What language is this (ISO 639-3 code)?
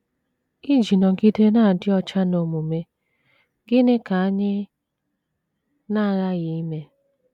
ibo